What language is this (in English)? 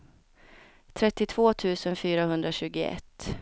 Swedish